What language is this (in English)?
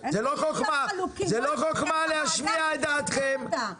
Hebrew